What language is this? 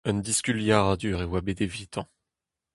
Breton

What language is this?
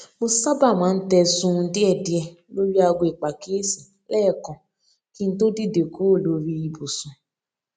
Yoruba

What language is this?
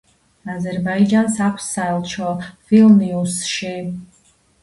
Georgian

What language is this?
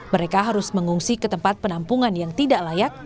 Indonesian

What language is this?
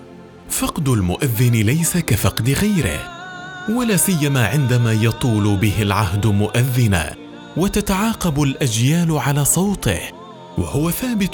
Arabic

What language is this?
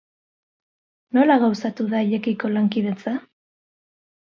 Basque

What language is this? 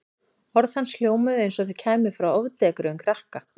Icelandic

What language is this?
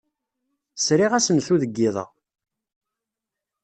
Kabyle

